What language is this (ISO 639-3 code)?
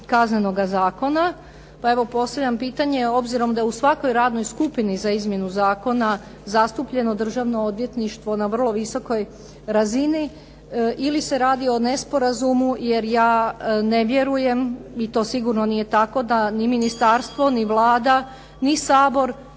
hrv